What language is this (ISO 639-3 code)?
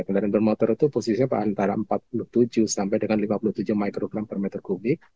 ind